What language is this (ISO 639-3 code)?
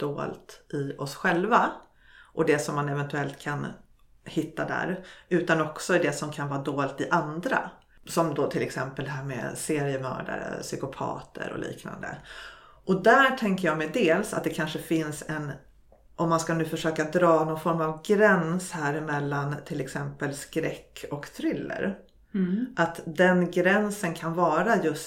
swe